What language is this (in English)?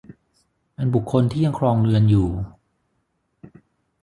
Thai